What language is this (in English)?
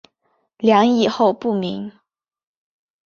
Chinese